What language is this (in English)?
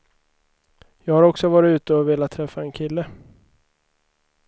Swedish